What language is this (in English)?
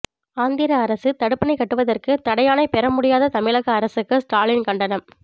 Tamil